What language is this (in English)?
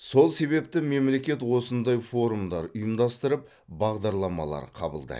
Kazakh